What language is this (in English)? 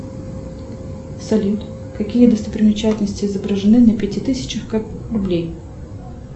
Russian